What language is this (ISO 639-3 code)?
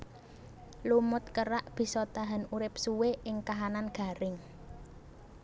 jav